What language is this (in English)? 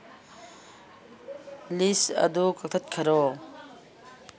Manipuri